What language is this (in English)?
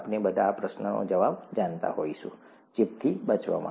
Gujarati